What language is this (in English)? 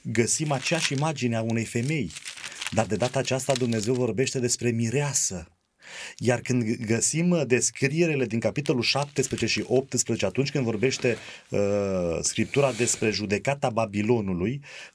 Romanian